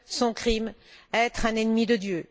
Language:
French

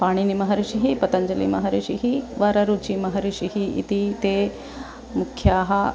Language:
Sanskrit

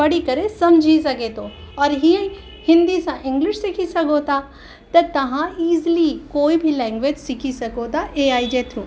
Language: Sindhi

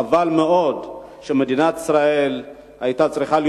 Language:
Hebrew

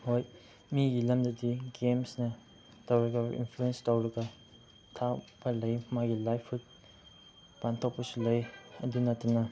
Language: Manipuri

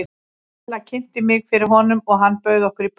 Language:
Icelandic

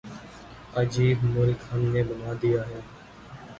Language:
Urdu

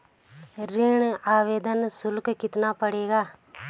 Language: Hindi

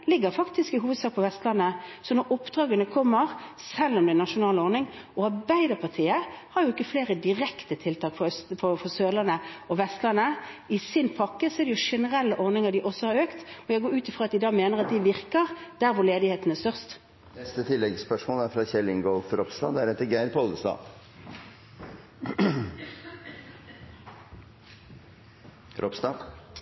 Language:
Norwegian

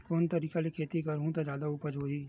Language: Chhattisgarhi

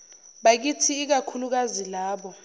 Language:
Zulu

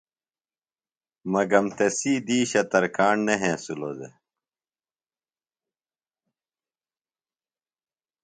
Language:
Phalura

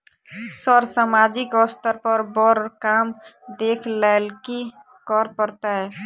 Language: Maithili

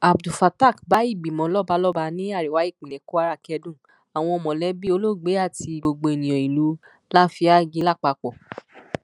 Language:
Yoruba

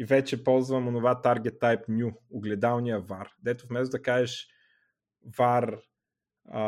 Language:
Bulgarian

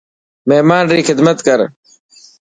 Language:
Dhatki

